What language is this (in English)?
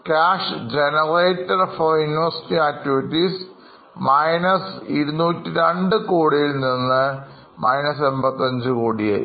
Malayalam